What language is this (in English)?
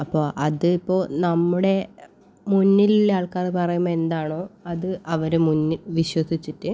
Malayalam